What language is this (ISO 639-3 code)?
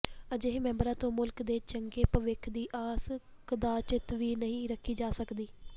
pan